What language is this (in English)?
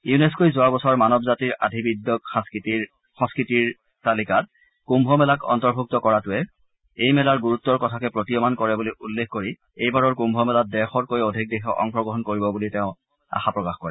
Assamese